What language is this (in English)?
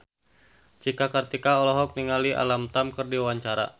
Sundanese